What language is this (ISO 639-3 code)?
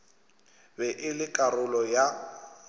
nso